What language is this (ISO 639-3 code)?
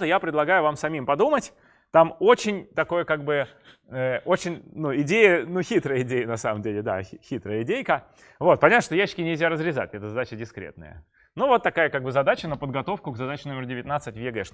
rus